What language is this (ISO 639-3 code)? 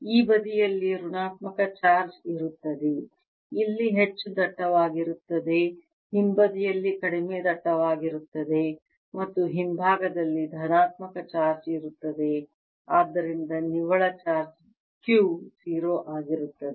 kan